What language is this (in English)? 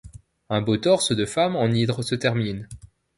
French